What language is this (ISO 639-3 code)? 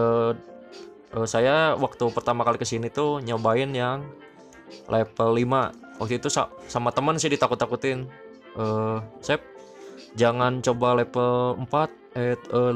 ind